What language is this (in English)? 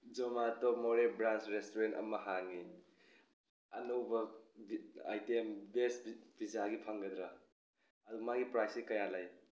Manipuri